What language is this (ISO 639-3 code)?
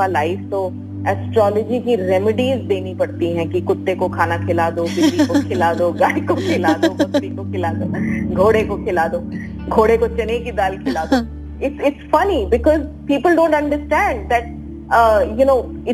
hin